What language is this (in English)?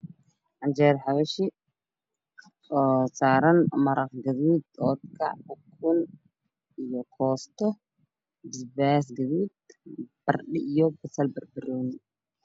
Somali